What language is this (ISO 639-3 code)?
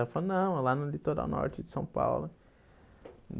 por